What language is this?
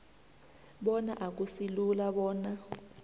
South Ndebele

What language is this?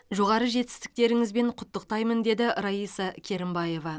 Kazakh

